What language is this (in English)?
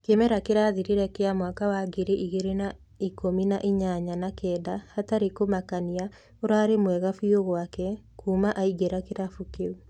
Kikuyu